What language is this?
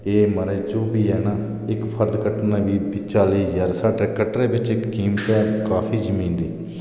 Dogri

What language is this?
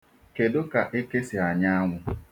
Igbo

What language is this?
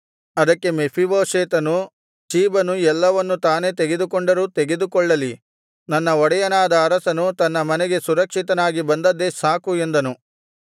Kannada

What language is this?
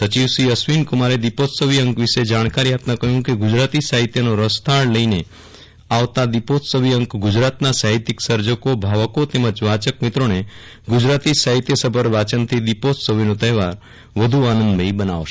Gujarati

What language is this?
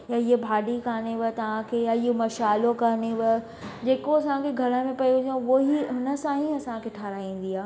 Sindhi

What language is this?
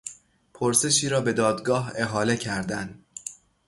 Persian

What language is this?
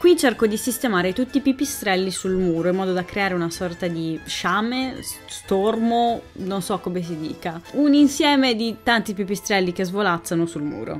Italian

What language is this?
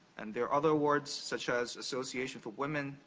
English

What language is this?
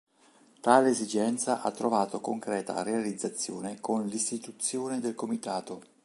Italian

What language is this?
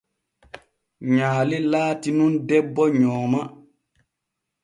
Borgu Fulfulde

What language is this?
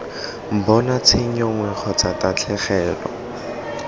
Tswana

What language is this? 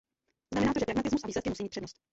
Czech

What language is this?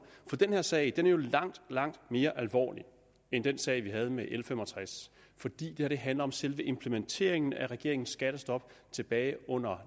Danish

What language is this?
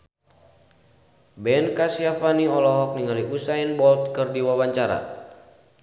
Sundanese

